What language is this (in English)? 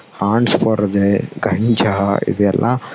Tamil